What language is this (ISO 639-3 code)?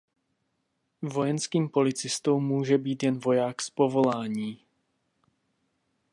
ces